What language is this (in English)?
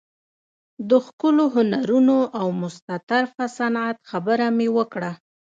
Pashto